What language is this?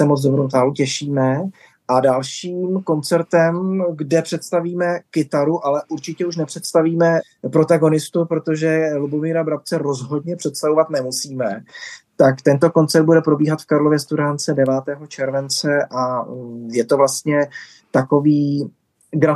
Czech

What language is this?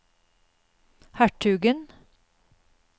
Norwegian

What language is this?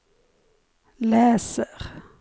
Swedish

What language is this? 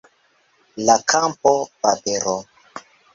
Esperanto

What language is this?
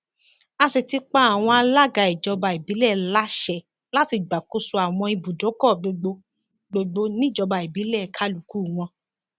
Yoruba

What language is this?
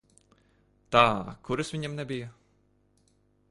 Latvian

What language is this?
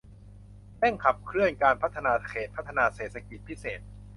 Thai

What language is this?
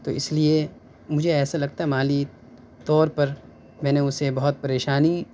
Urdu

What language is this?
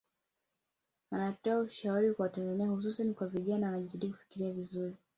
Swahili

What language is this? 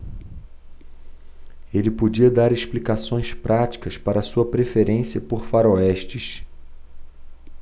Portuguese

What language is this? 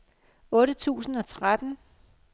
Danish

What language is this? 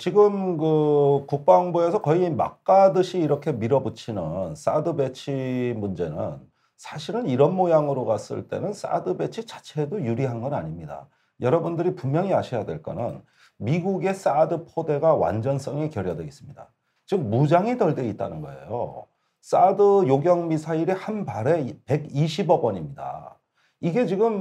Korean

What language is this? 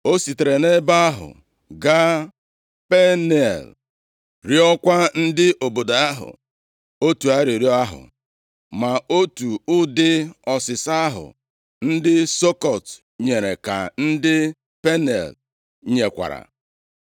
Igbo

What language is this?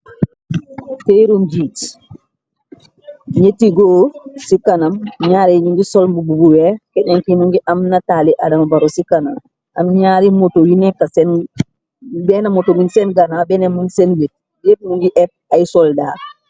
Wolof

